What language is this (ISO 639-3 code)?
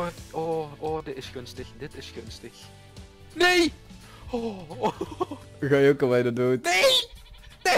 nld